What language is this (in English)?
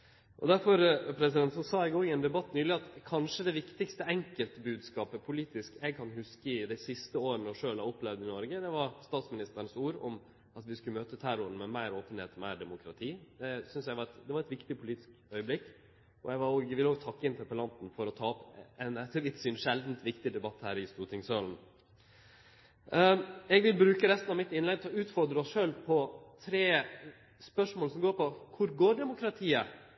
Norwegian Nynorsk